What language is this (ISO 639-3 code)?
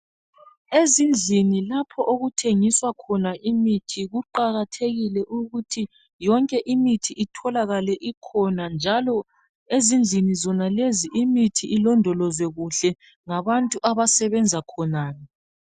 nde